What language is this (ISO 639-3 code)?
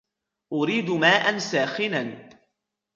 ara